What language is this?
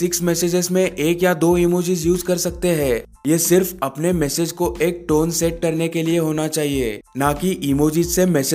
Hindi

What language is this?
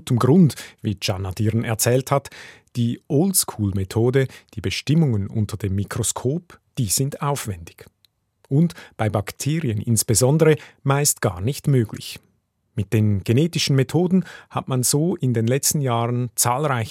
German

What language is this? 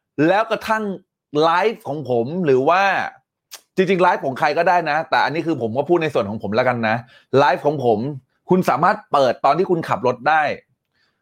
Thai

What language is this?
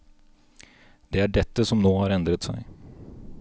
Norwegian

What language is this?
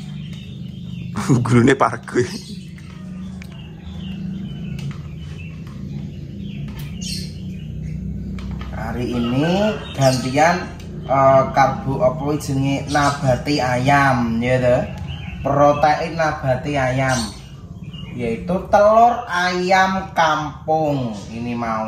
Indonesian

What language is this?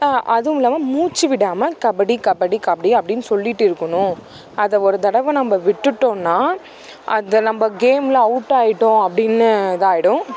Tamil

